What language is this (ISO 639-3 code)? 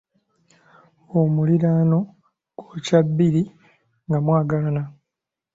lug